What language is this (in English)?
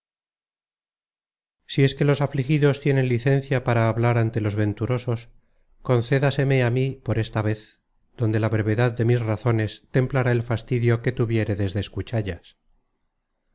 Spanish